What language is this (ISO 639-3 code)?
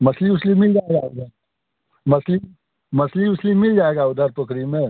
hin